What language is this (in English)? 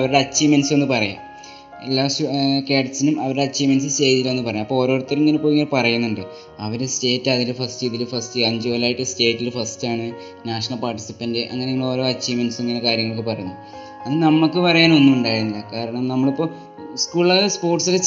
Malayalam